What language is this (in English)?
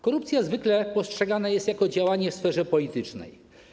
Polish